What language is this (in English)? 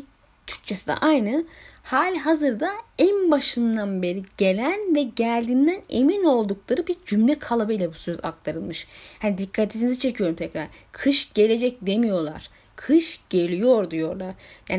Turkish